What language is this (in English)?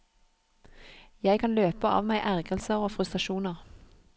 Norwegian